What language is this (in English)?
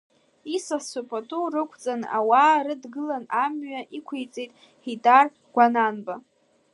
Abkhazian